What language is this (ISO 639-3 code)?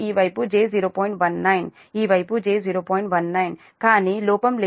tel